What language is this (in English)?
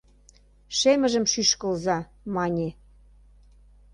Mari